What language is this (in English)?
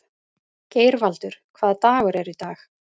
Icelandic